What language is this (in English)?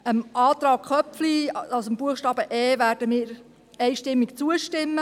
Swiss German